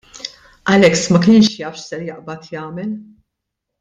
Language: Maltese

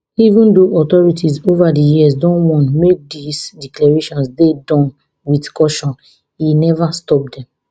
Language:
Nigerian Pidgin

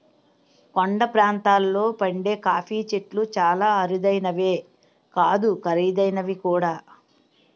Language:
Telugu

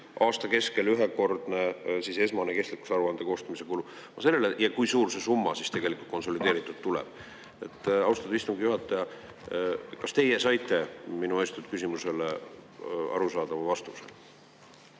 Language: Estonian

